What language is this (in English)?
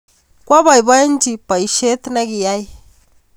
Kalenjin